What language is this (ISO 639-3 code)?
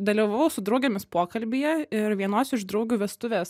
lit